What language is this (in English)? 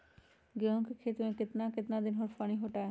Magahi